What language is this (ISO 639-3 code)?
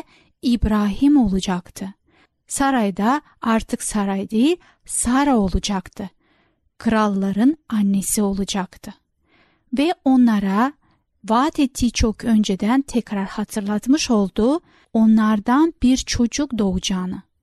tur